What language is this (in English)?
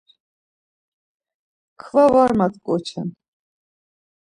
Laz